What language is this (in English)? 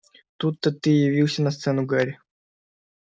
Russian